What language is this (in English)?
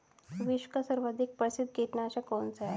Hindi